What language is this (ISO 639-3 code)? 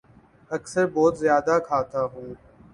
urd